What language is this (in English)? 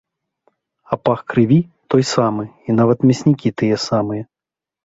Belarusian